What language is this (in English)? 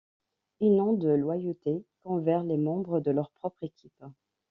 French